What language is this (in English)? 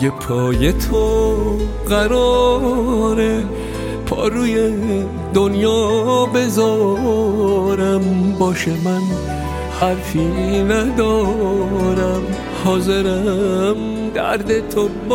Persian